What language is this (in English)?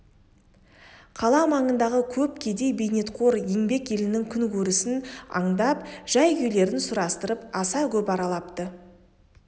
Kazakh